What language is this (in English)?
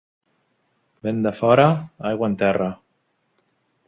Catalan